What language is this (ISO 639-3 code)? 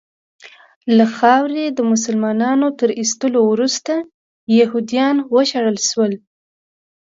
pus